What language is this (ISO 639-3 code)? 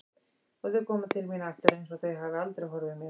isl